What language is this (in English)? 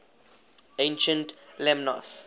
English